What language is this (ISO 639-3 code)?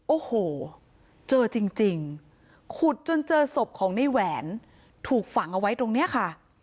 tha